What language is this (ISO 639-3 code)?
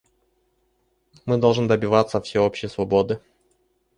rus